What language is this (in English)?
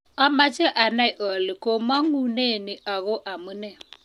Kalenjin